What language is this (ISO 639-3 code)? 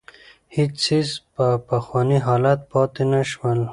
pus